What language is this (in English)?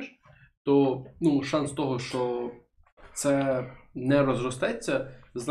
Ukrainian